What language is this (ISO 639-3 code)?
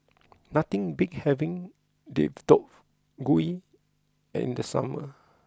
eng